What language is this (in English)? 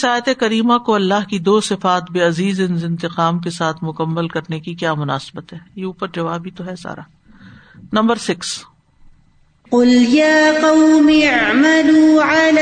Urdu